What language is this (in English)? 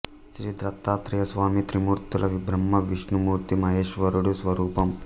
Telugu